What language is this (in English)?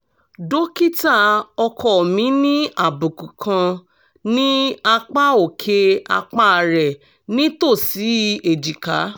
Yoruba